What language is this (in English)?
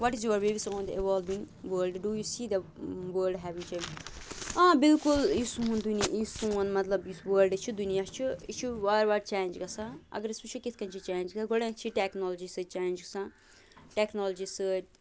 Kashmiri